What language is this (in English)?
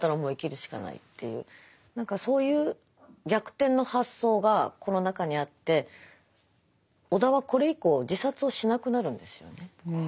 Japanese